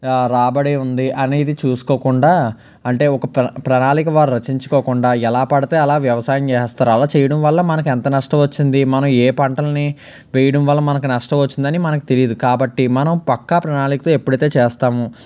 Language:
Telugu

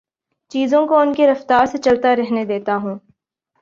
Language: Urdu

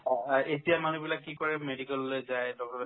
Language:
Assamese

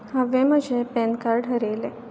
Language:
Konkani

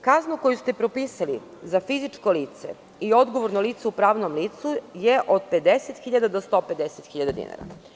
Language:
Serbian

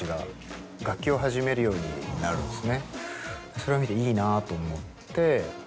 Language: Japanese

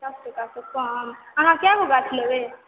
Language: Maithili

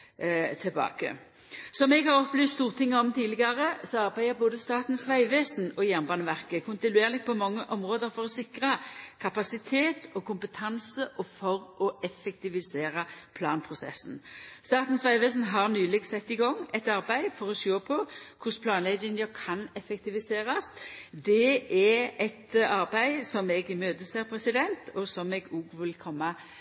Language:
Norwegian Nynorsk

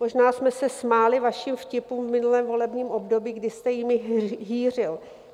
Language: Czech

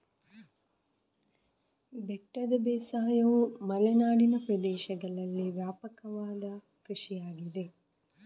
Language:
Kannada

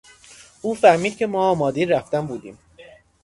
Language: Persian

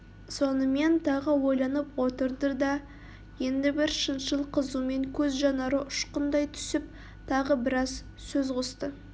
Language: Kazakh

